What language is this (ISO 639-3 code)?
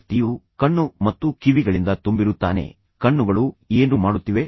kan